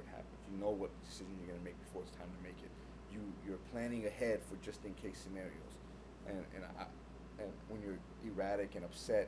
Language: English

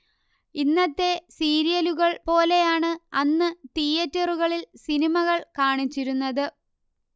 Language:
Malayalam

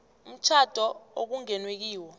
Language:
South Ndebele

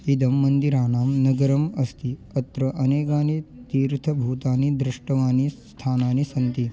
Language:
Sanskrit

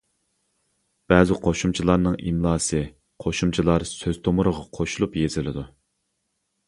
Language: Uyghur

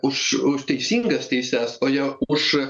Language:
Lithuanian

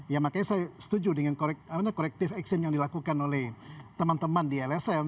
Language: Indonesian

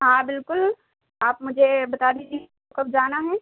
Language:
Urdu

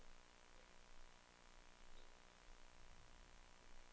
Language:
Norwegian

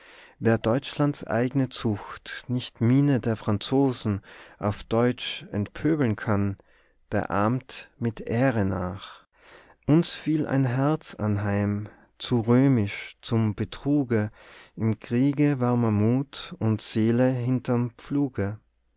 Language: German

